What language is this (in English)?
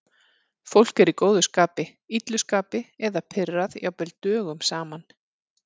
Icelandic